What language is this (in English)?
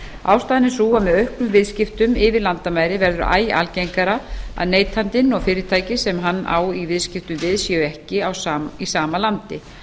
Icelandic